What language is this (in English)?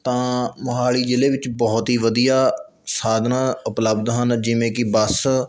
Punjabi